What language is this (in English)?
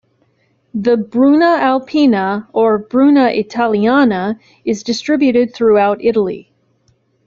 English